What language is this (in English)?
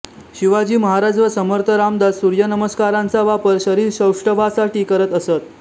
Marathi